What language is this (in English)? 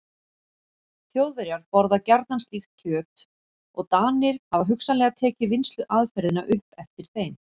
Icelandic